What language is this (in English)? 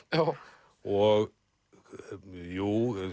Icelandic